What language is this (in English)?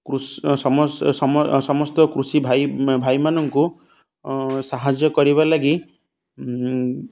Odia